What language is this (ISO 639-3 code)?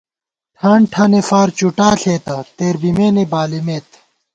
gwt